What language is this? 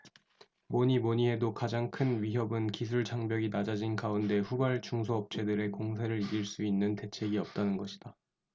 Korean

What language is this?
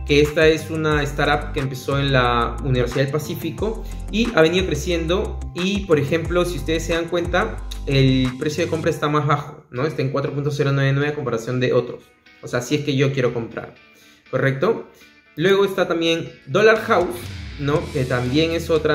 Spanish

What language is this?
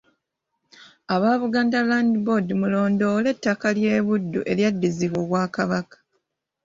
Ganda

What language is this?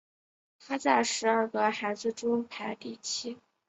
Chinese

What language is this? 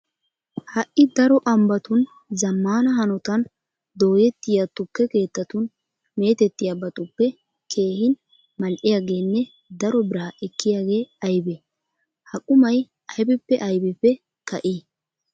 Wolaytta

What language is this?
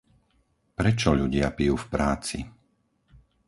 Slovak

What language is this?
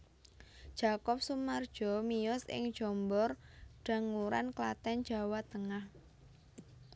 Javanese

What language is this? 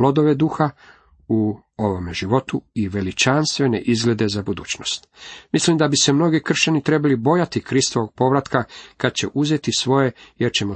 Croatian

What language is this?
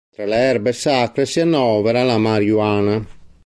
Italian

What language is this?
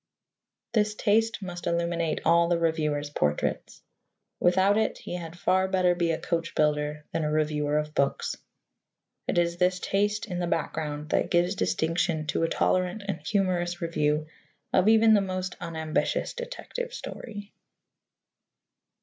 English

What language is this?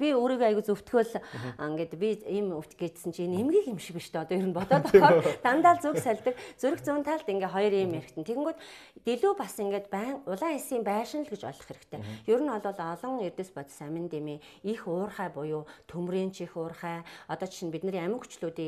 Hungarian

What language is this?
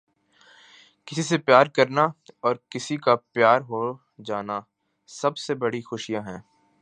Urdu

